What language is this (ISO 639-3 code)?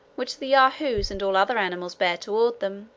eng